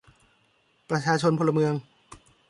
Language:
Thai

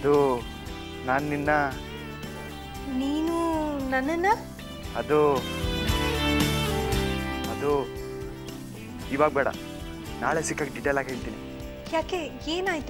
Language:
Hindi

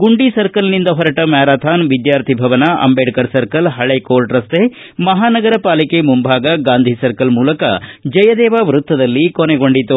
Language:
Kannada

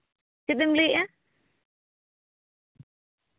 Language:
Santali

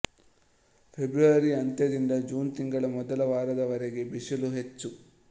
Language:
Kannada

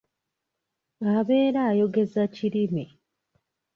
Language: Ganda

